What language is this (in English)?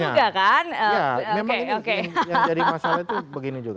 Indonesian